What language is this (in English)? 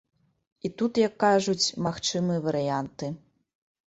Belarusian